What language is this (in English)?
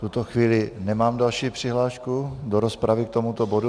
Czech